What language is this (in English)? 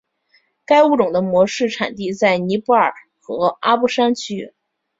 Chinese